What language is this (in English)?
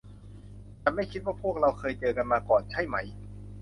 Thai